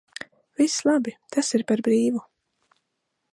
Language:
Latvian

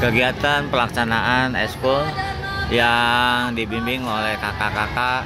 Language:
Indonesian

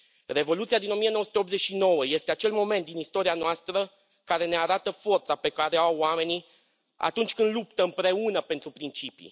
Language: Romanian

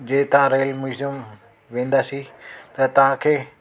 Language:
Sindhi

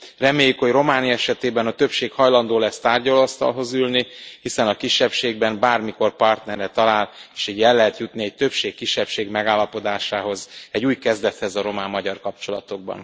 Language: Hungarian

